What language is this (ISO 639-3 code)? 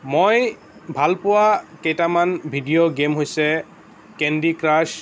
asm